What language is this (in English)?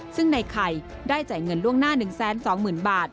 Thai